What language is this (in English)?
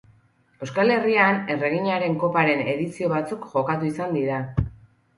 Basque